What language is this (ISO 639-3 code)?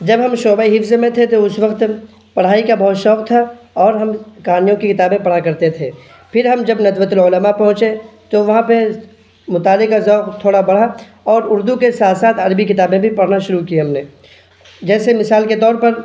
urd